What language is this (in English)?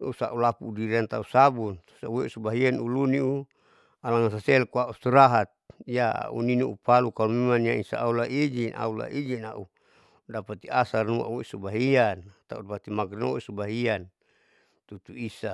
Saleman